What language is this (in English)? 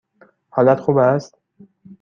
Persian